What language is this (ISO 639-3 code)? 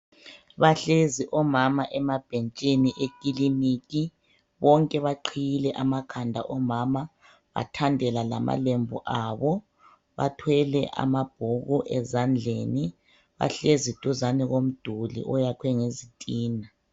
nde